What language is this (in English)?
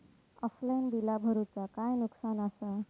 Marathi